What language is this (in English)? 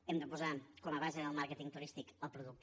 Catalan